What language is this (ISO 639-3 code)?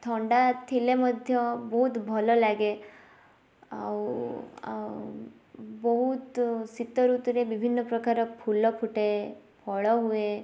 ori